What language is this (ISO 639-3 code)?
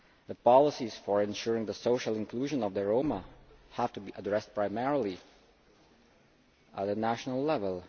eng